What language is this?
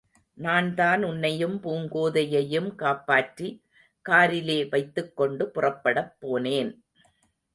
Tamil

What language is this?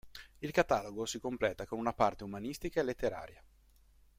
Italian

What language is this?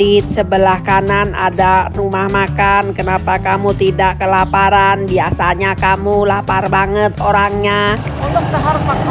Indonesian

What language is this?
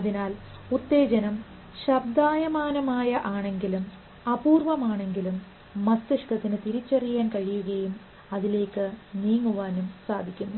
Malayalam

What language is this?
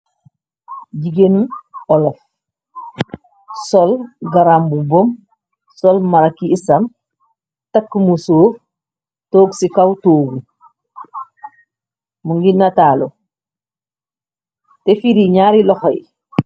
Wolof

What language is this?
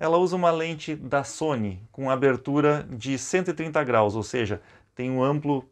Portuguese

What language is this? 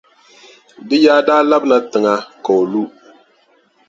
Dagbani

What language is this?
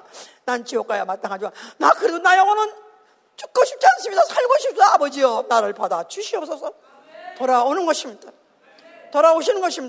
Korean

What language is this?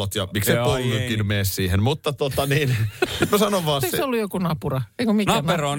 Finnish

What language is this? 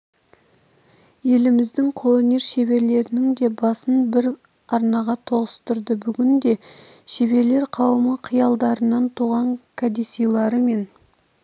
Kazakh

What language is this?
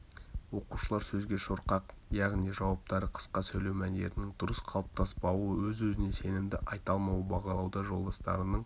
Kazakh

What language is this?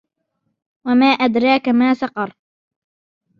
Arabic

